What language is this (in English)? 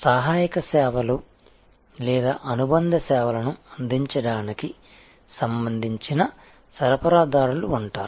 Telugu